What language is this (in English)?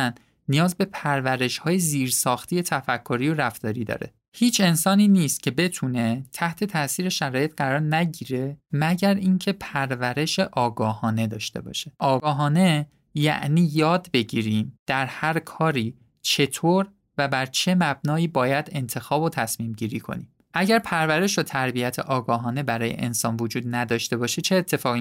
Persian